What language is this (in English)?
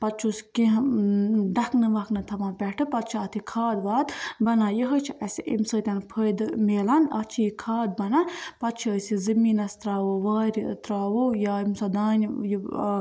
Kashmiri